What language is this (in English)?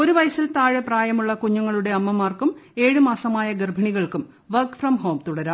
Malayalam